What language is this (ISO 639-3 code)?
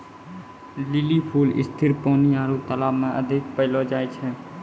mai